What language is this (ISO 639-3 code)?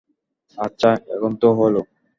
ben